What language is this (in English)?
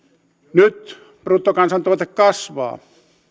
Finnish